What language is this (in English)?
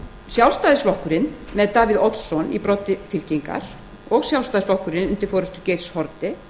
Icelandic